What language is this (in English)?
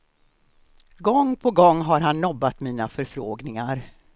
Swedish